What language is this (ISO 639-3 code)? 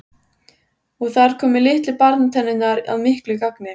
isl